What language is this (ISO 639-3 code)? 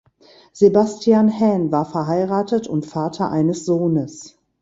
deu